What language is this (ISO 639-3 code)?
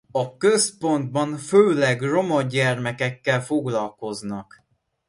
hun